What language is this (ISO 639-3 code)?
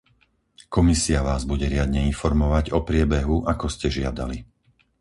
slk